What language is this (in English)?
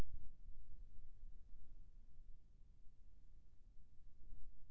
Chhattisgarhi